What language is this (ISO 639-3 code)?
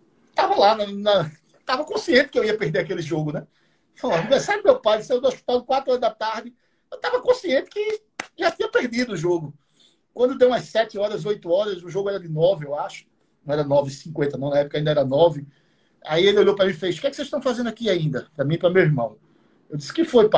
por